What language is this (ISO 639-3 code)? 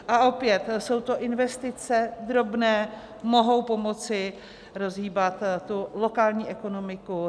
ces